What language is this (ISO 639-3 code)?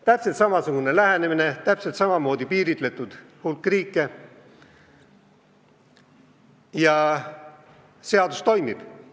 est